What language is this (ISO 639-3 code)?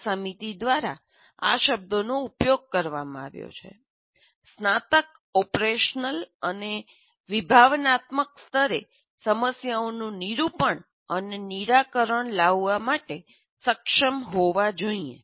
guj